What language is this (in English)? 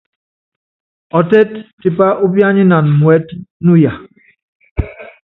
Yangben